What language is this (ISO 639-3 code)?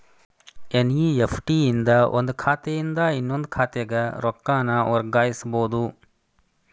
kan